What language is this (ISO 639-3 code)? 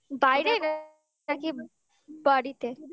ben